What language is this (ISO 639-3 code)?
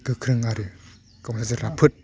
brx